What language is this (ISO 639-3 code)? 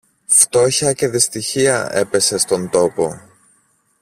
ell